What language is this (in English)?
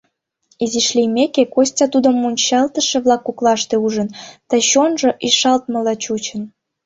Mari